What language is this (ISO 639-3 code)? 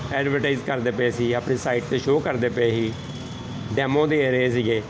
pan